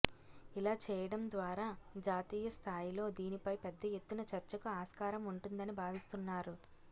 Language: Telugu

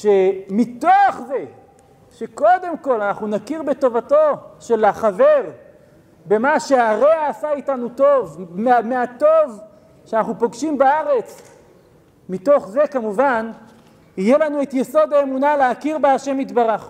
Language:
Hebrew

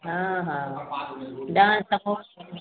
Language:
Maithili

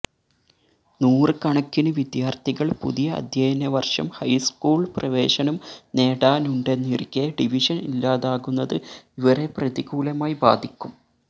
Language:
Malayalam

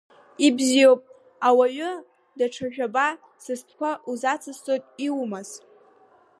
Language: Abkhazian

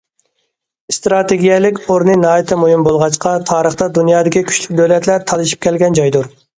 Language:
Uyghur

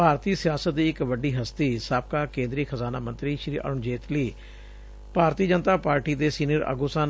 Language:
Punjabi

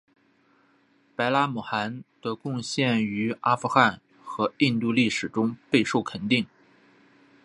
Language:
Chinese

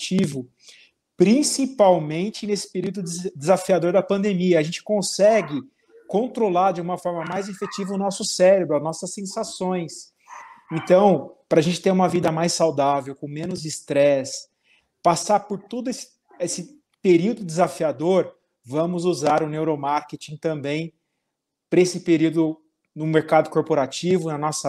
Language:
Portuguese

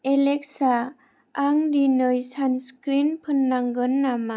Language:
Bodo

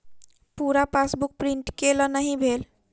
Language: Maithili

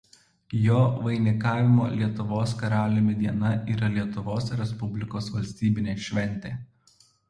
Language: Lithuanian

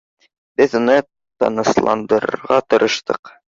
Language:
Bashkir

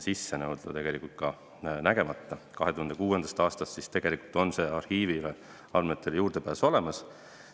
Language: Estonian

